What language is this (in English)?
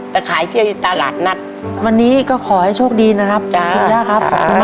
Thai